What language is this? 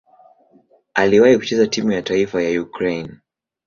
Swahili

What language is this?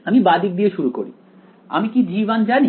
Bangla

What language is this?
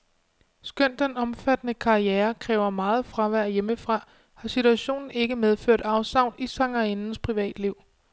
Danish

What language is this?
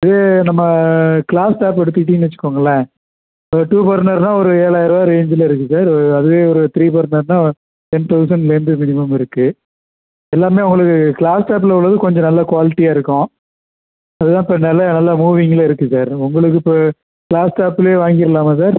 Tamil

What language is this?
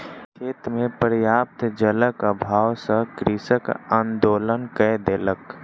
Maithili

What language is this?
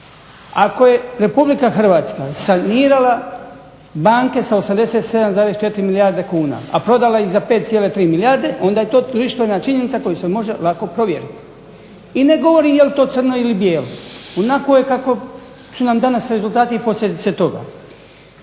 Croatian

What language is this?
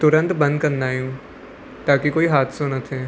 Sindhi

